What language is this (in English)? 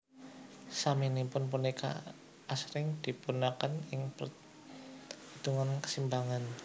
Javanese